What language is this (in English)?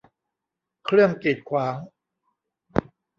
Thai